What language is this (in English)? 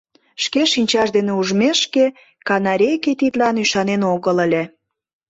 Mari